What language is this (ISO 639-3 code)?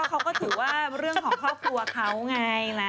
tha